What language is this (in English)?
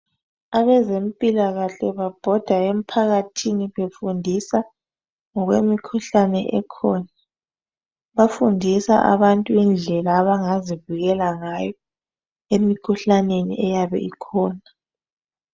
North Ndebele